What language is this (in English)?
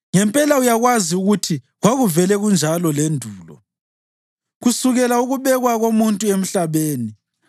North Ndebele